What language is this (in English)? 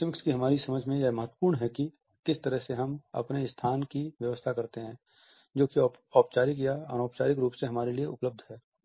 Hindi